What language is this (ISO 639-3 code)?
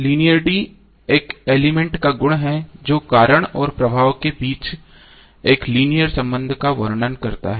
hin